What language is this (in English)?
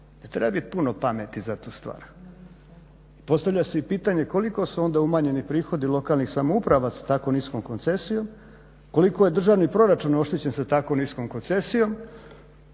Croatian